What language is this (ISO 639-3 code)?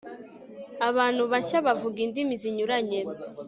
kin